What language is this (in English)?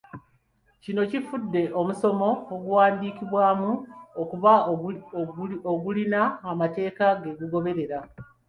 Ganda